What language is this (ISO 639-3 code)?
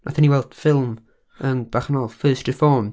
cym